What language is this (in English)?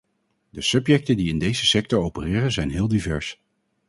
Dutch